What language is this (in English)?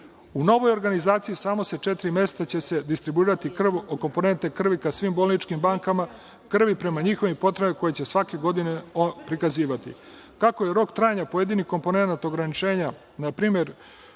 Serbian